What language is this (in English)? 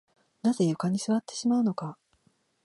Japanese